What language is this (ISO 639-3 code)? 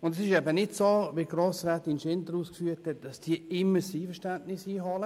gsw